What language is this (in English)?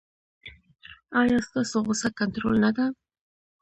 Pashto